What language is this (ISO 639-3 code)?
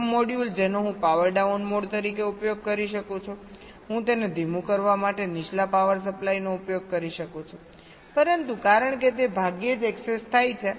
guj